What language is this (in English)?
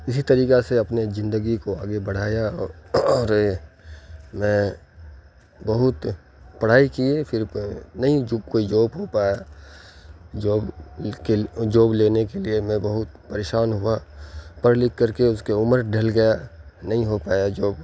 Urdu